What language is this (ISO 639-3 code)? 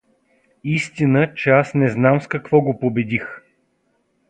bul